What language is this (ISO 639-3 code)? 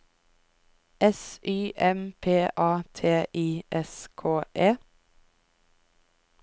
nor